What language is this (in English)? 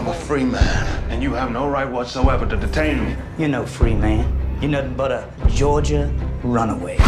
Norwegian